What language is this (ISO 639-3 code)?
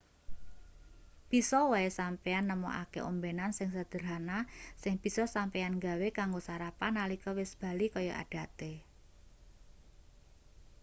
jav